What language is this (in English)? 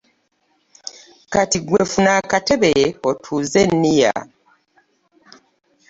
Ganda